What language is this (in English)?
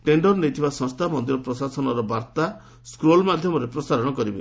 Odia